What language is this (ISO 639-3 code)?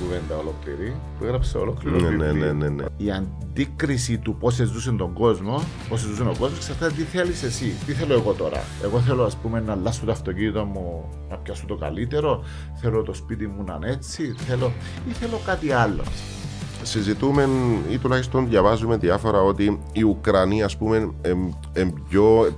ell